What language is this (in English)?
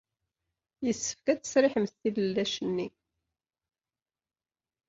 Kabyle